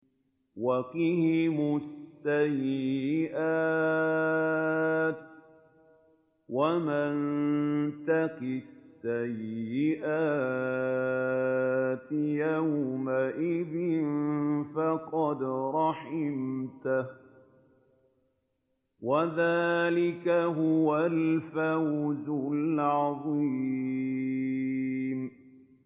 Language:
Arabic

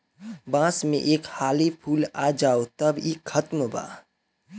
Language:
Bhojpuri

